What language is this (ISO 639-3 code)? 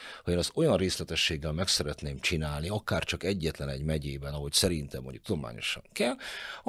hun